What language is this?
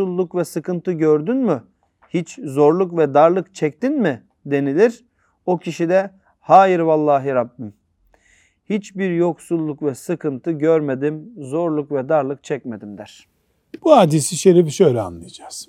Turkish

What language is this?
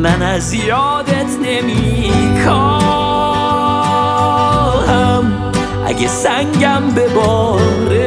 Persian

